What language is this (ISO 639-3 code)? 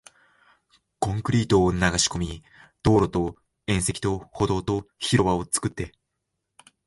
jpn